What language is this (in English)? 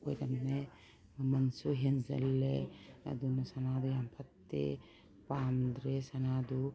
Manipuri